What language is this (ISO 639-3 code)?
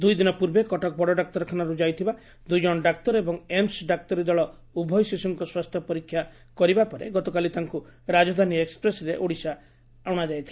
ori